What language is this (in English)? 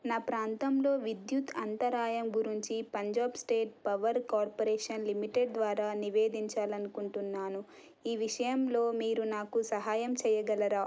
Telugu